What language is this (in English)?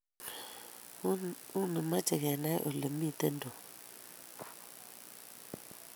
Kalenjin